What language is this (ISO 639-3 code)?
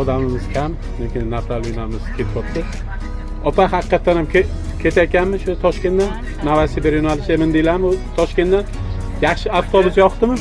tur